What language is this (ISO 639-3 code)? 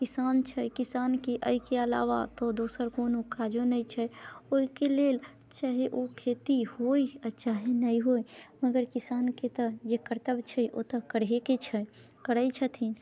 mai